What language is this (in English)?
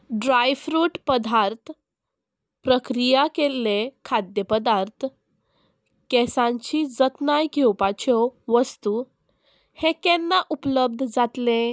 Konkani